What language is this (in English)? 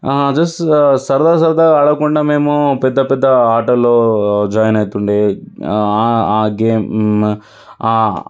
Telugu